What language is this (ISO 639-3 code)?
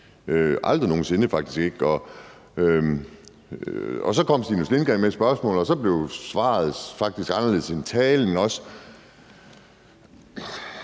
dan